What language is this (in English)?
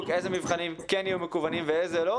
Hebrew